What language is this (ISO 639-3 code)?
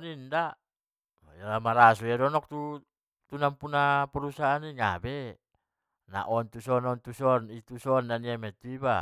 btm